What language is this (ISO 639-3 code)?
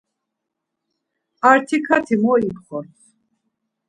lzz